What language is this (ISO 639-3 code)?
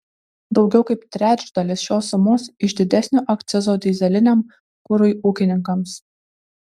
lit